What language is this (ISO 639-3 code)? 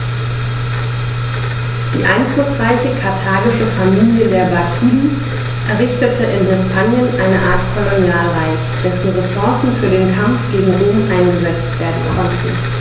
deu